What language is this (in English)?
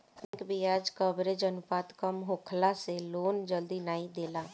Bhojpuri